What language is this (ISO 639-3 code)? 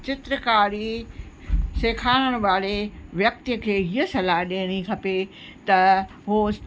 snd